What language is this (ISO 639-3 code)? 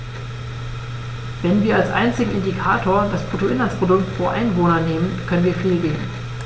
deu